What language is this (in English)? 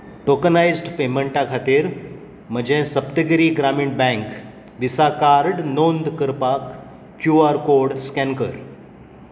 Konkani